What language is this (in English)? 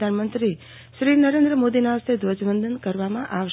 Gujarati